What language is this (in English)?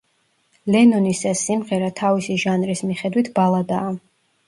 Georgian